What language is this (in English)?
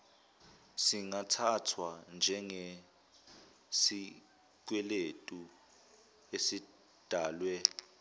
Zulu